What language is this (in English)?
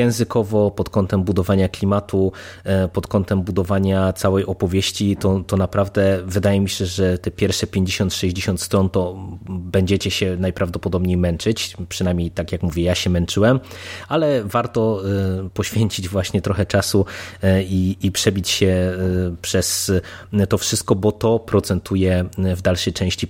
Polish